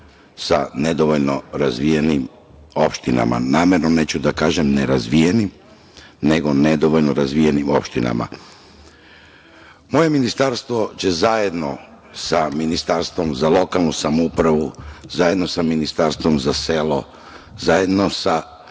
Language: Serbian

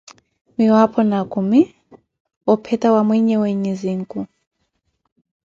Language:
Koti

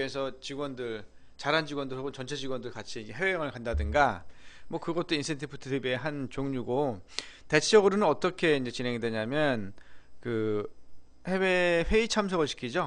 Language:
Korean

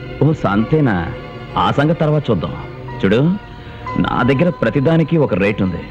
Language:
Telugu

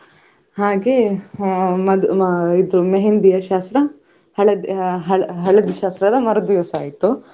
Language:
Kannada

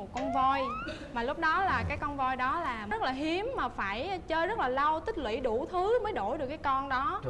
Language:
Vietnamese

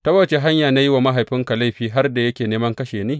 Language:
Hausa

